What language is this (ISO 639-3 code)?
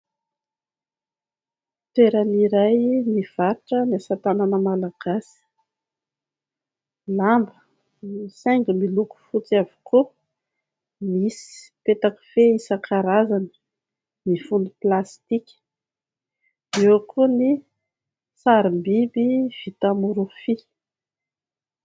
mlg